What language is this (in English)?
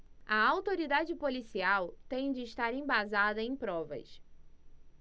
Portuguese